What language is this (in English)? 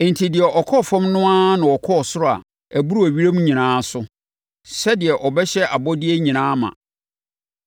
Akan